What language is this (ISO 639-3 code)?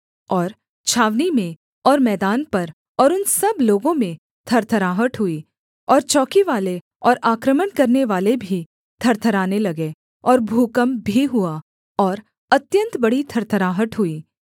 hin